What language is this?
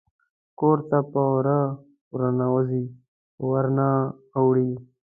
Pashto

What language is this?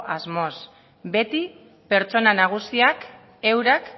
Basque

